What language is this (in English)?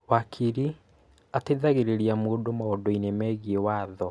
Kikuyu